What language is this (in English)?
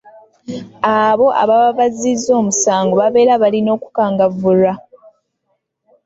Ganda